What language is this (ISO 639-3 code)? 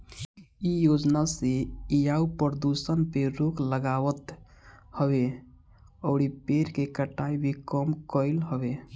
bho